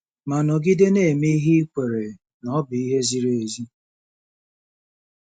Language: Igbo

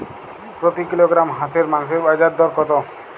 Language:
Bangla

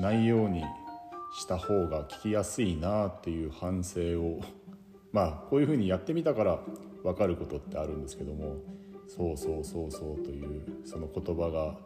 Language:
Japanese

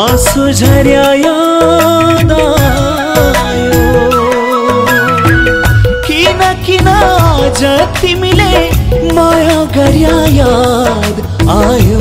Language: Hindi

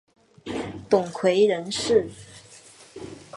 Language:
Chinese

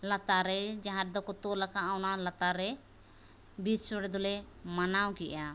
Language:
Santali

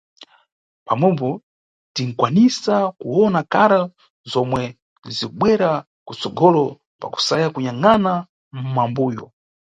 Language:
Nyungwe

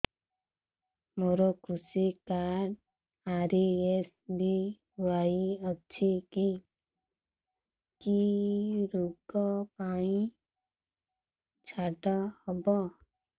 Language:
Odia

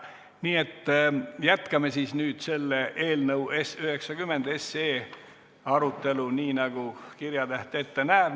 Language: Estonian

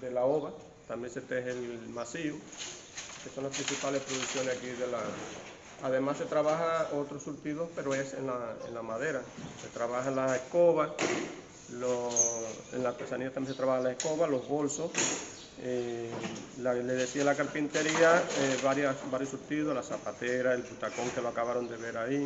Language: Spanish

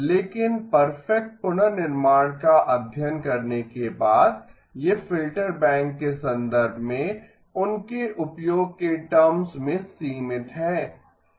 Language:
Hindi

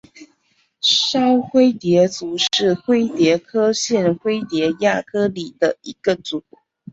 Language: Chinese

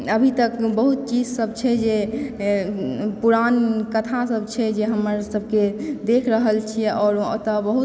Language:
Maithili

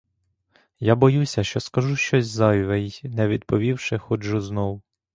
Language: Ukrainian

